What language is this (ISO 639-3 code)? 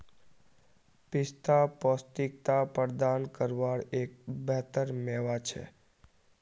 mag